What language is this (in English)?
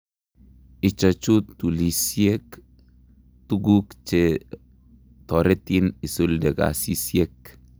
Kalenjin